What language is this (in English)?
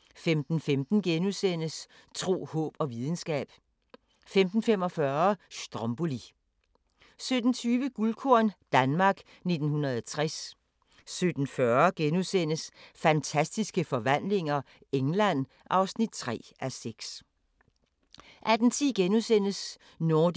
Danish